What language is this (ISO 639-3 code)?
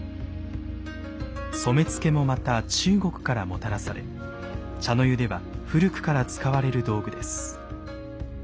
jpn